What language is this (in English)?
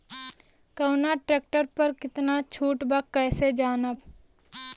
Bhojpuri